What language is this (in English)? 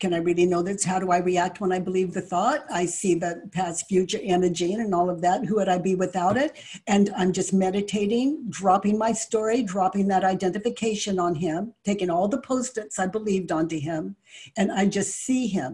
English